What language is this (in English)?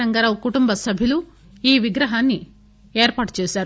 Telugu